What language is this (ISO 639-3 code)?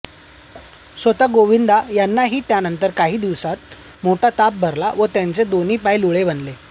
mar